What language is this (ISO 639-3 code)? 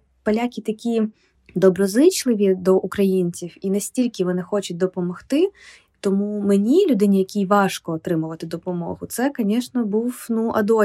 ukr